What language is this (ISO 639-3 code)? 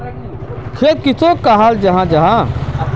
mag